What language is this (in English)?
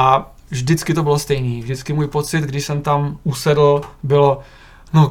Czech